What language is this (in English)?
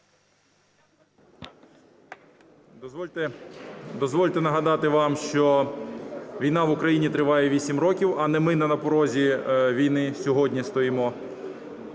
Ukrainian